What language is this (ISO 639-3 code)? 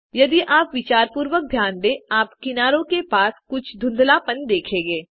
hin